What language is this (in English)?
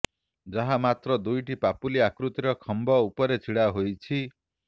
Odia